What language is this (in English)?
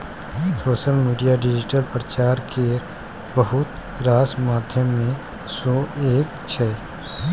Maithili